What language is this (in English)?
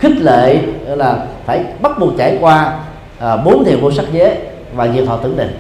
Vietnamese